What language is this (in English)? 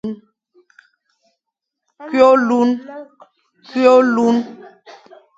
Fang